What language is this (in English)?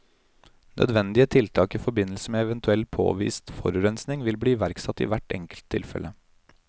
Norwegian